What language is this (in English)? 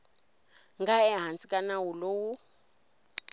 Tsonga